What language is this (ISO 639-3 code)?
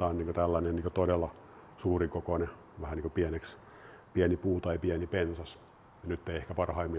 fin